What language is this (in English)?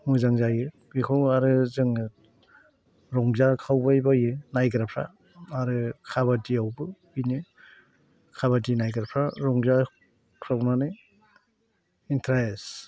Bodo